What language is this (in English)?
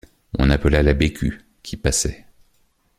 French